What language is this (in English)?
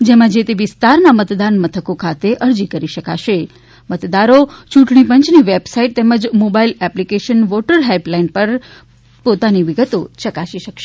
Gujarati